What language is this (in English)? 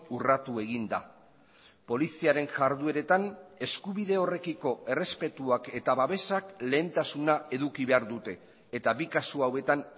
Basque